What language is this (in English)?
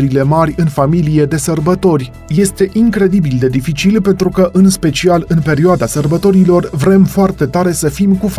Romanian